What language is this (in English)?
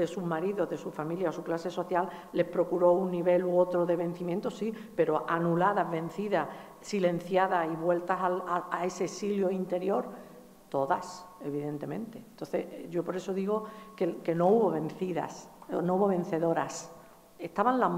Spanish